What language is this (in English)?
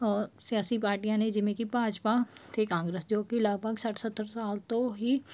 Punjabi